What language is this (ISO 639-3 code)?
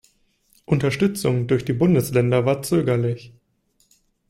deu